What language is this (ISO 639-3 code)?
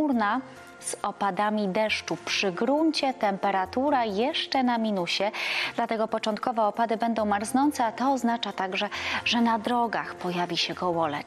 pol